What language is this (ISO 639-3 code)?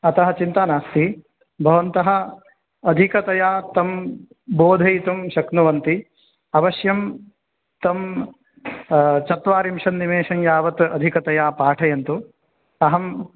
san